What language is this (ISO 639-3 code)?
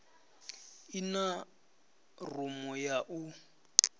ven